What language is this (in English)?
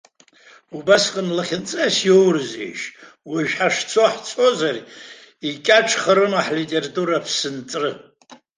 Abkhazian